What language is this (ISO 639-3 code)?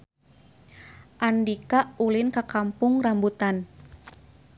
sun